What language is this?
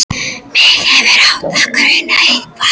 Icelandic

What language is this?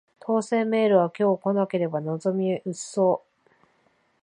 Japanese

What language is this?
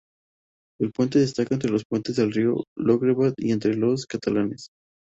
Spanish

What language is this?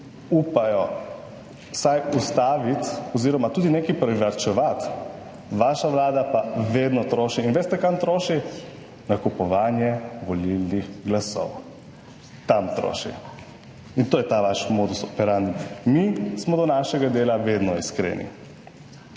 Slovenian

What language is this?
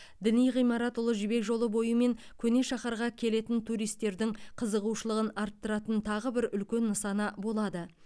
Kazakh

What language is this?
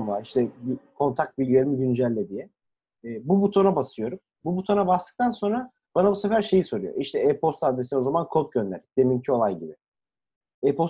Turkish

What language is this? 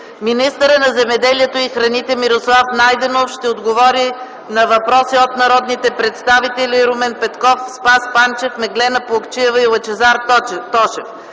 Bulgarian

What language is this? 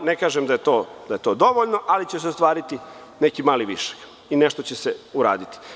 Serbian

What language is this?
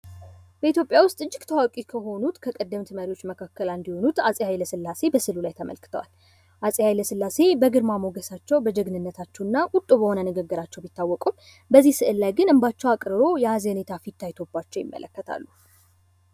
Amharic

